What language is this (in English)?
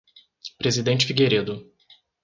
Portuguese